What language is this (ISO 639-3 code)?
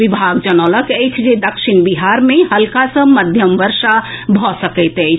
mai